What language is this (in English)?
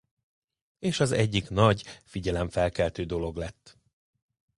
Hungarian